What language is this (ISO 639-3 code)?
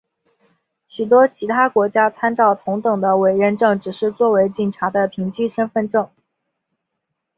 zho